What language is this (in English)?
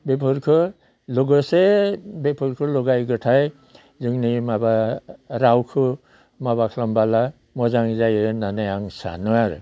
Bodo